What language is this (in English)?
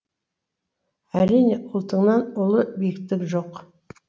Kazakh